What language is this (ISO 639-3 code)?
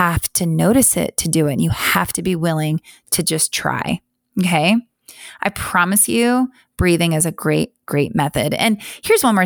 eng